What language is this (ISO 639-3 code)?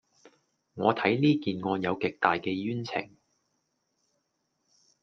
yue